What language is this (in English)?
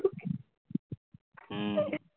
Assamese